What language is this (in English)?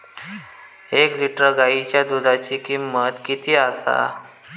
Marathi